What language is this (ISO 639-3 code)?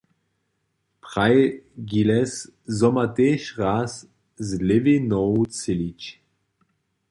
hsb